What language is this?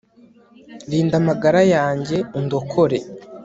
Kinyarwanda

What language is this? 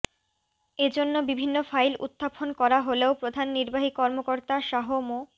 Bangla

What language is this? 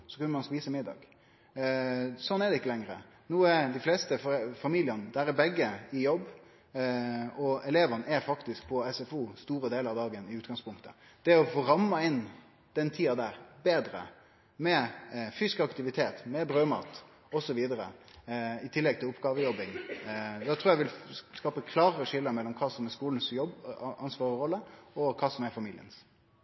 Norwegian Nynorsk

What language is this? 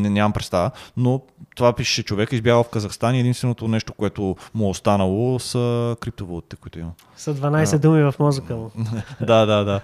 Bulgarian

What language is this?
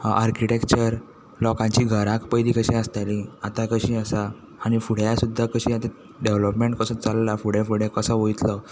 Konkani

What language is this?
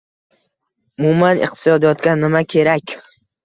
Uzbek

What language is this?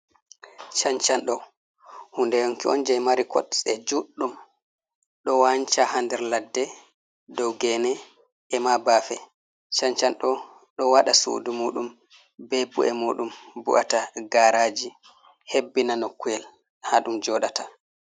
Fula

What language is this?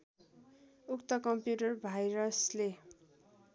Nepali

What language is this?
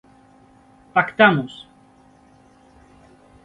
Galician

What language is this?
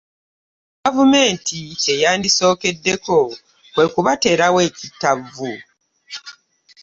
Ganda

